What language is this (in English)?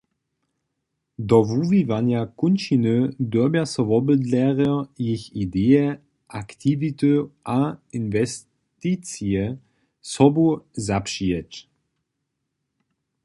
Upper Sorbian